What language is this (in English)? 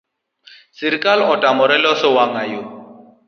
Luo (Kenya and Tanzania)